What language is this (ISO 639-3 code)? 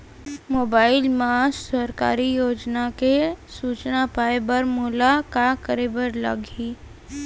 hne